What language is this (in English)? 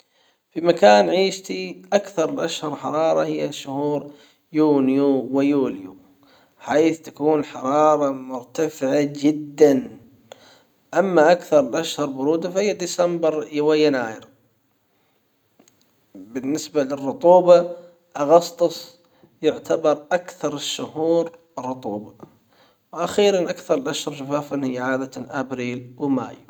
Hijazi Arabic